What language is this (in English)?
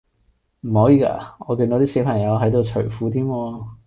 Cantonese